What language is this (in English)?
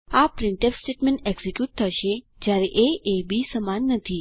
Gujarati